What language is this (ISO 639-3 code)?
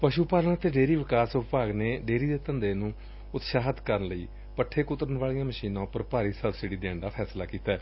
pan